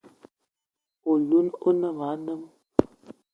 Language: Eton (Cameroon)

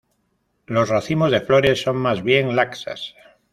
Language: Spanish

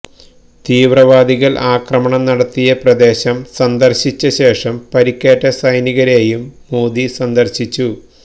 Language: Malayalam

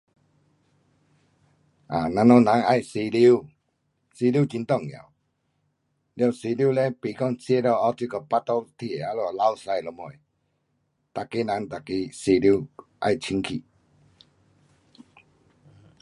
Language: Pu-Xian Chinese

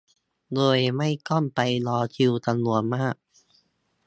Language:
Thai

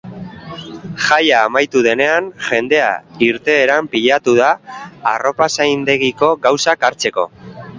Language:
Basque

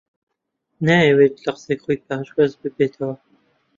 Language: Central Kurdish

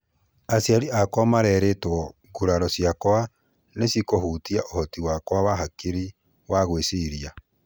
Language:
Kikuyu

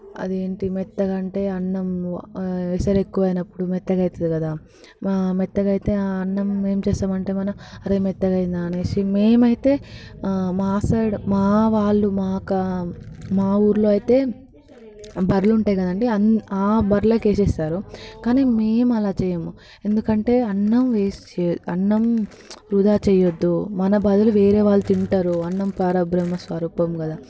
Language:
Telugu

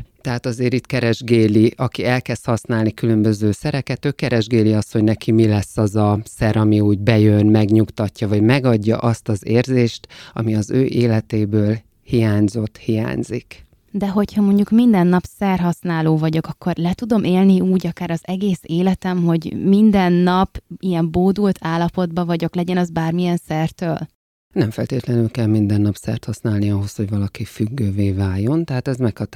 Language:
Hungarian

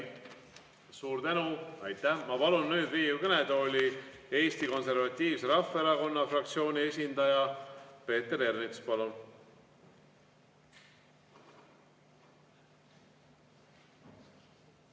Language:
Estonian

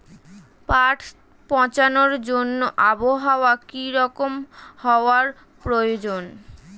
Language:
Bangla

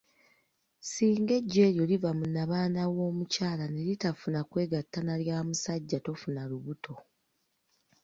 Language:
Ganda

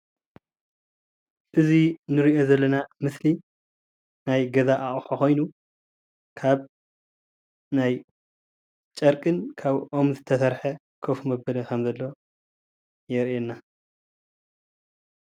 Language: Tigrinya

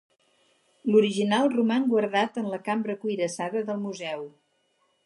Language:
Catalan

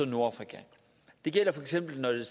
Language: Danish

